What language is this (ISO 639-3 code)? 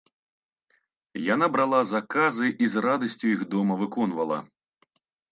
bel